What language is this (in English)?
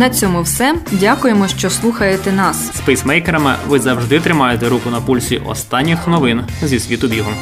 Ukrainian